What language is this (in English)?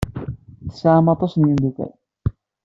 Kabyle